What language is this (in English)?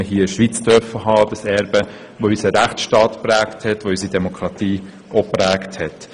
Swiss German